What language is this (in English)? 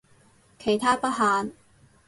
Cantonese